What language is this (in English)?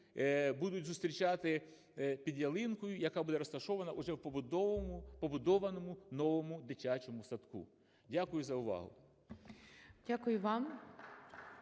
Ukrainian